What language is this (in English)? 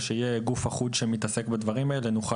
Hebrew